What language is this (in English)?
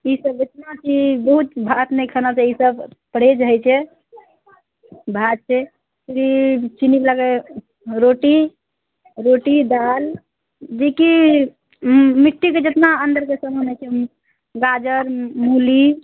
Maithili